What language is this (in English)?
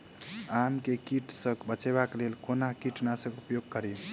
Maithili